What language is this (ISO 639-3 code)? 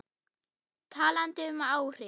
isl